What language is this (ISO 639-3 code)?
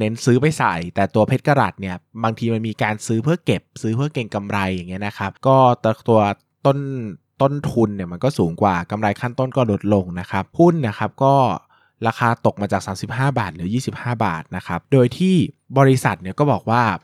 tha